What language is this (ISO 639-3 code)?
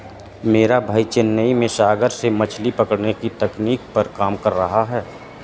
hin